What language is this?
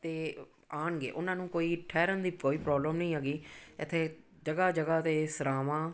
Punjabi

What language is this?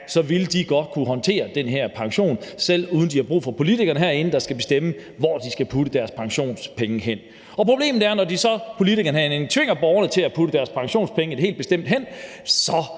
Danish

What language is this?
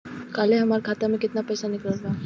Bhojpuri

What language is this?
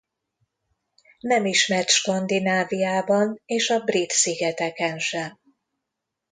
Hungarian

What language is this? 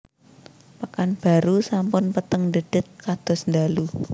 Javanese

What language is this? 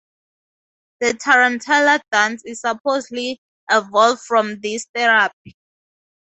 English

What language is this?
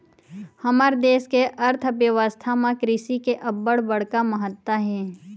Chhattisgarhi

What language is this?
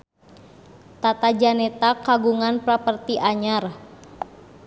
Sundanese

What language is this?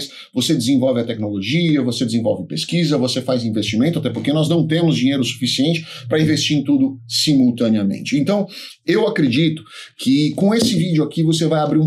Portuguese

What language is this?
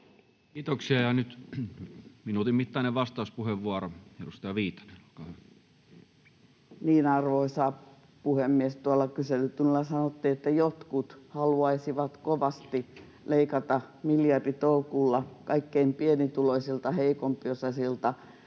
Finnish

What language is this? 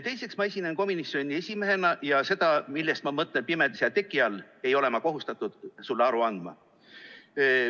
Estonian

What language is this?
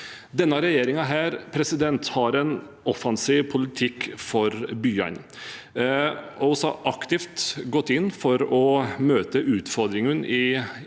Norwegian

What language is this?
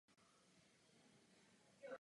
Czech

